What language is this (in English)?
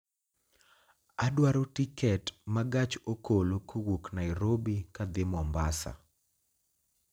Luo (Kenya and Tanzania)